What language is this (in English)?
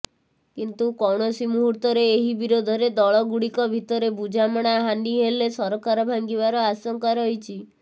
Odia